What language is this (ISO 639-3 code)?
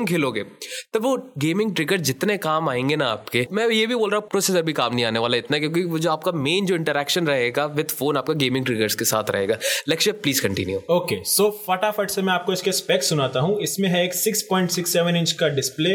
hin